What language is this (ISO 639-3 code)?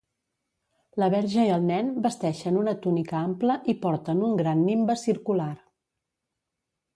cat